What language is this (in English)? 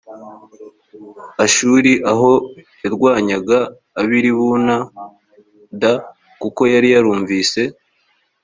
Kinyarwanda